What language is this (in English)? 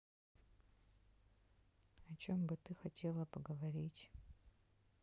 Russian